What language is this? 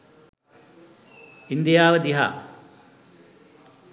Sinhala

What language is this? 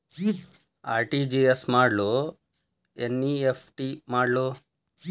Kannada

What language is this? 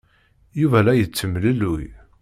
Kabyle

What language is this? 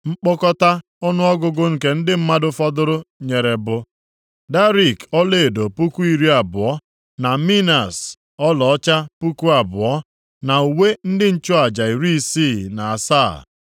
Igbo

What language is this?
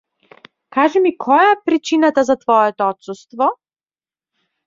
Macedonian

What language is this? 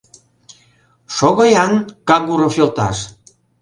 Mari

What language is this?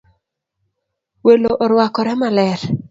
Luo (Kenya and Tanzania)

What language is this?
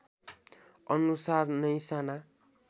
Nepali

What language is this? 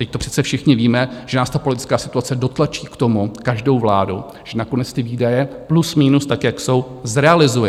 Czech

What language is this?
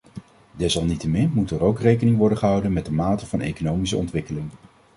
Dutch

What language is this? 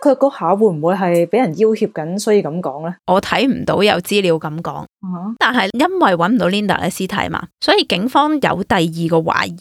Chinese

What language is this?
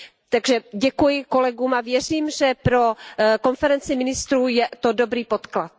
Czech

